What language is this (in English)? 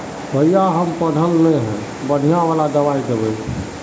Magahi